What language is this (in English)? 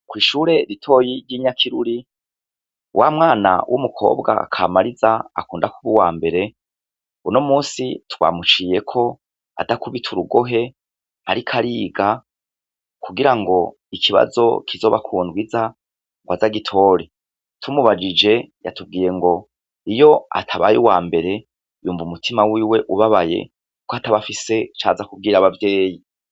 Rundi